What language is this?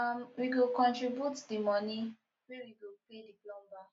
Nigerian Pidgin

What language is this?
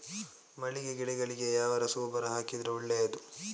Kannada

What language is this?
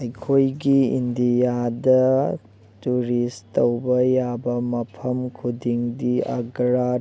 Manipuri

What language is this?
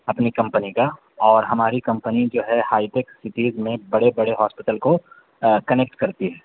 Urdu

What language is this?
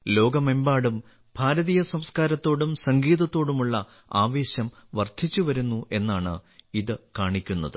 Malayalam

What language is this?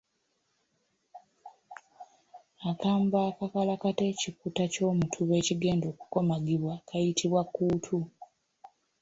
Ganda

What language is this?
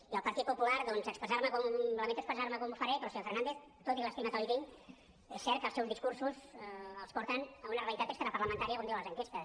Catalan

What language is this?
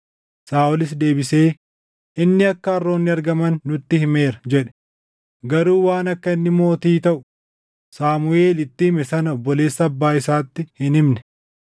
Oromo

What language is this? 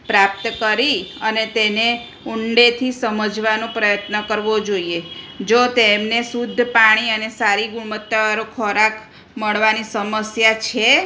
Gujarati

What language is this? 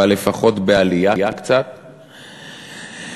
Hebrew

